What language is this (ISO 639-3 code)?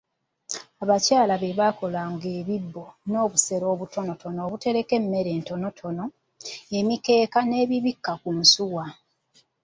lug